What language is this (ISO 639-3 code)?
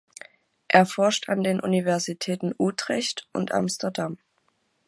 deu